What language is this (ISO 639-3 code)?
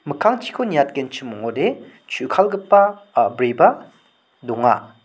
grt